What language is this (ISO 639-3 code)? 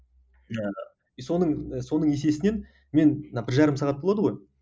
kaz